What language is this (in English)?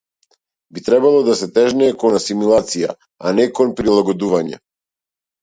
Macedonian